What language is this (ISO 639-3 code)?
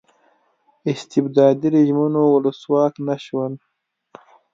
pus